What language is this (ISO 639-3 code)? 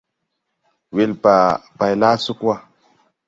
tui